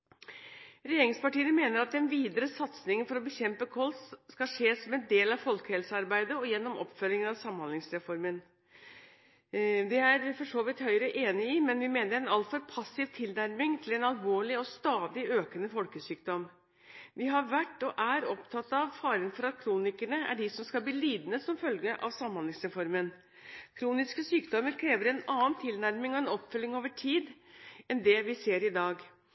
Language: Norwegian Bokmål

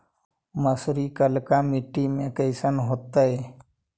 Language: Magahi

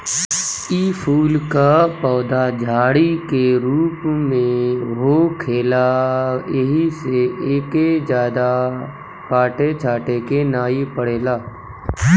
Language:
Bhojpuri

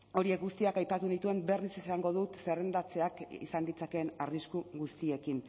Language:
Basque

